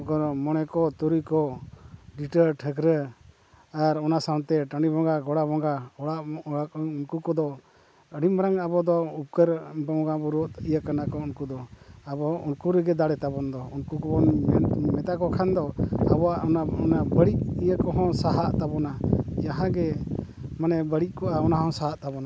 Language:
Santali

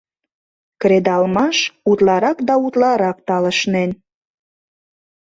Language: Mari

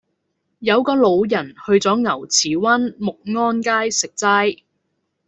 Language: Cantonese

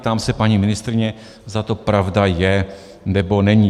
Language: Czech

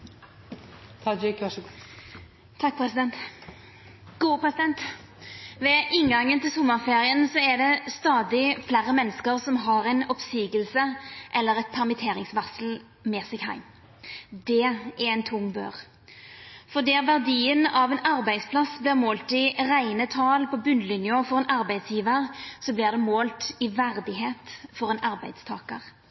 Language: Norwegian Nynorsk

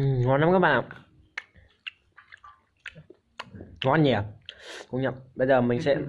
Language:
Vietnamese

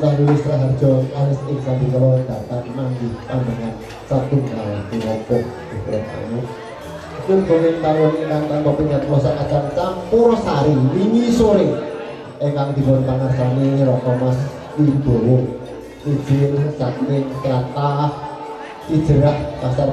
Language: Indonesian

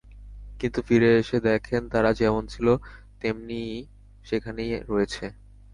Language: Bangla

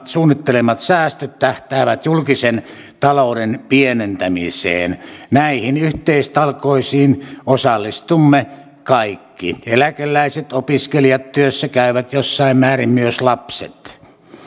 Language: Finnish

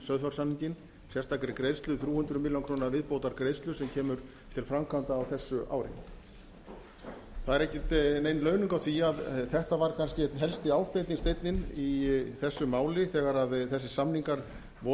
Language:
Icelandic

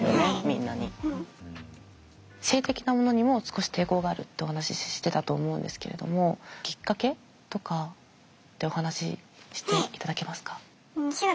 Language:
Japanese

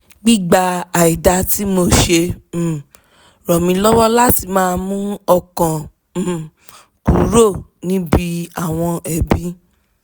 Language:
Yoruba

